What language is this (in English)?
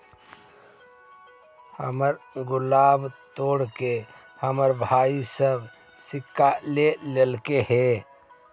Magahi